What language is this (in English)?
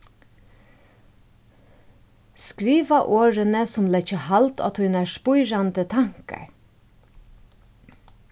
Faroese